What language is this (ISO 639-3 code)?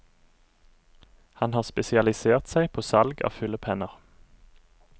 nor